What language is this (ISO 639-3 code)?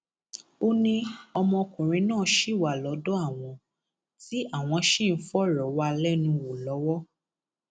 yor